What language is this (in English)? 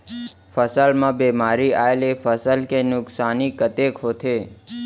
Chhattisgarhi